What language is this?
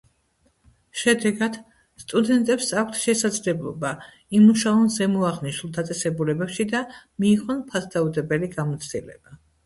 Georgian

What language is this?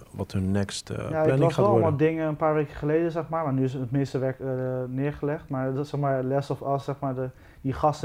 Dutch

